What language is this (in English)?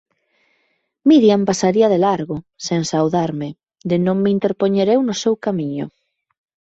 Galician